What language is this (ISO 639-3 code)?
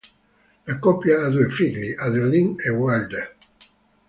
ita